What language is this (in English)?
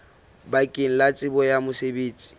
Southern Sotho